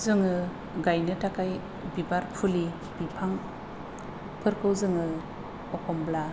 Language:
Bodo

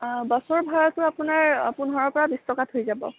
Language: Assamese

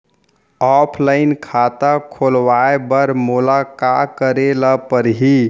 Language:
Chhattisgarhi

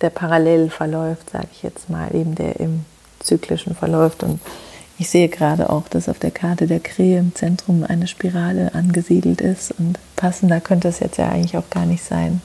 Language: German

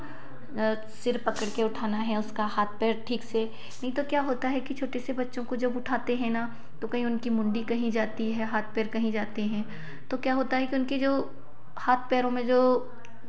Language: Hindi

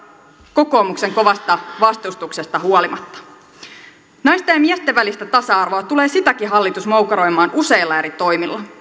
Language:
Finnish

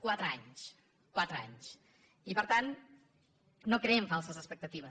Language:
Catalan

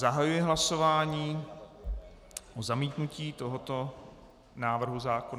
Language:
Czech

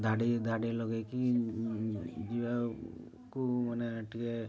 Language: Odia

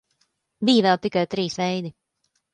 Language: Latvian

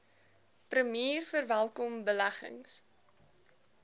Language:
Afrikaans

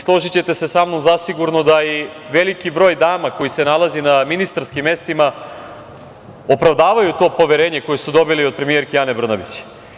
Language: Serbian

